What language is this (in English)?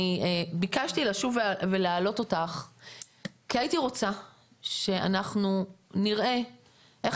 Hebrew